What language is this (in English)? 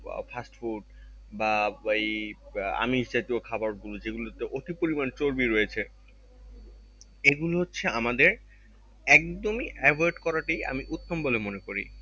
Bangla